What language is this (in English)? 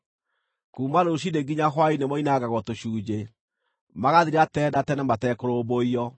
Kikuyu